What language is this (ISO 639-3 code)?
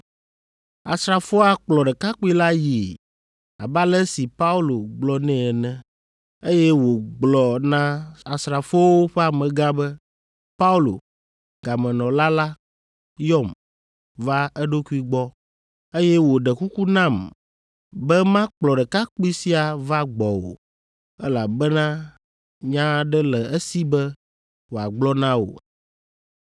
ewe